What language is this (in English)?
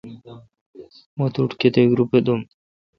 Kalkoti